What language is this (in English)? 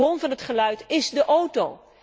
Dutch